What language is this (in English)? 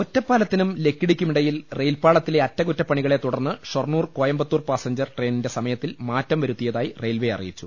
Malayalam